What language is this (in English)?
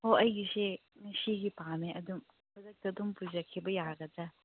Manipuri